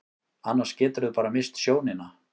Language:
Icelandic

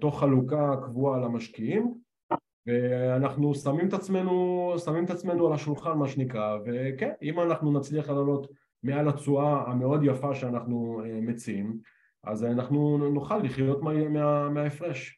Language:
Hebrew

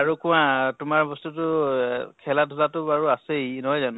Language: Assamese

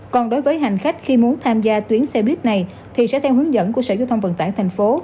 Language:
Vietnamese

